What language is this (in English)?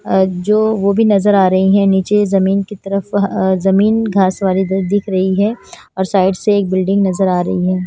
Hindi